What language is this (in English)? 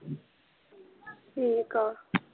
Punjabi